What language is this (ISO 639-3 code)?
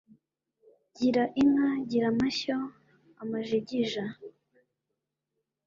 kin